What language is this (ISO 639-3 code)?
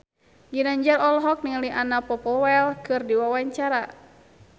sun